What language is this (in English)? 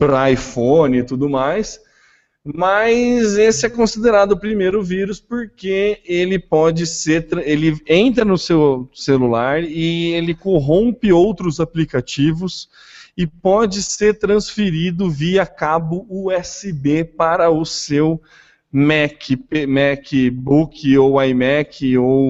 Portuguese